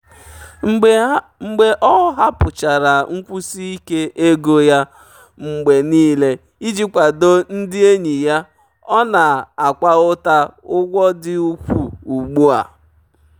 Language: Igbo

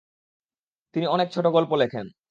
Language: Bangla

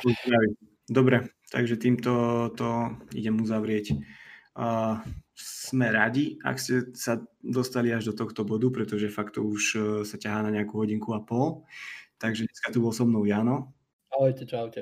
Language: Slovak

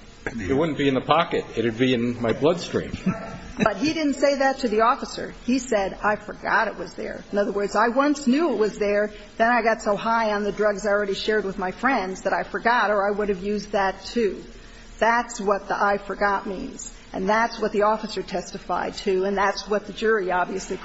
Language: English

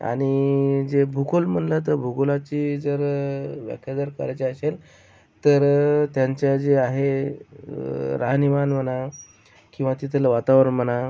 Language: Marathi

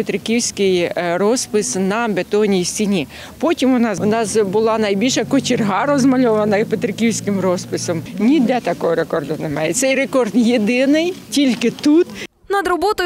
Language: Ukrainian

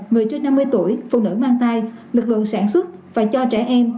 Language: Vietnamese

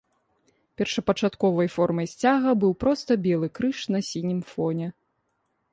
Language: Belarusian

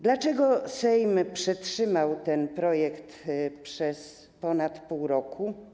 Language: Polish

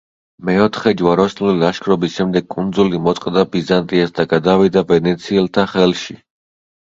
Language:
Georgian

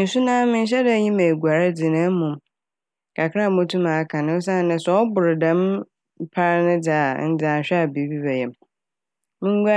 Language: Akan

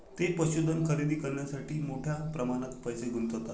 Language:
Marathi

